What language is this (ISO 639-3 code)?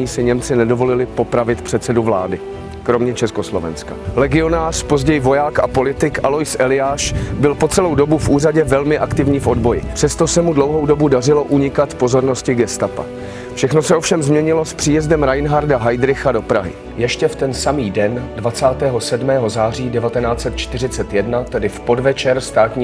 ces